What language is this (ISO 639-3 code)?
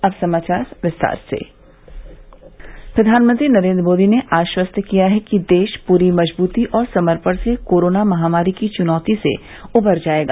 hin